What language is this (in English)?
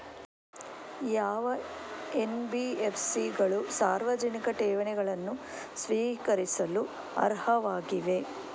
Kannada